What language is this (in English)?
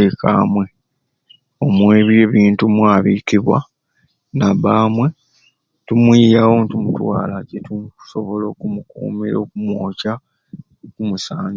Ruuli